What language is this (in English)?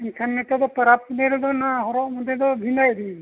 Santali